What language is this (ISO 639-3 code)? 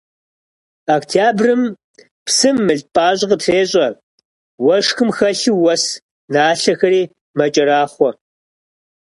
kbd